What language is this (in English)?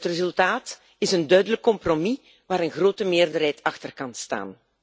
Dutch